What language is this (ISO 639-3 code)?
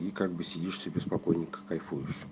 rus